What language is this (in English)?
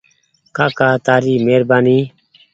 Goaria